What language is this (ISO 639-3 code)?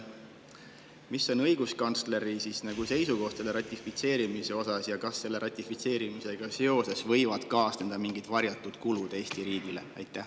est